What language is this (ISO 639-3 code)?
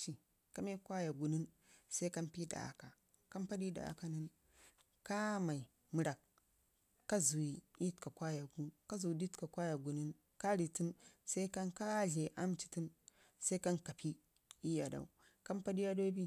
ngi